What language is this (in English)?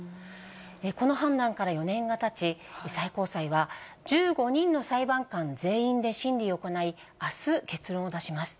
Japanese